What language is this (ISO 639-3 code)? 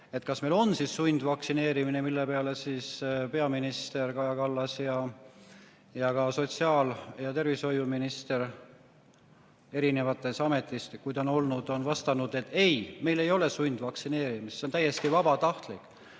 est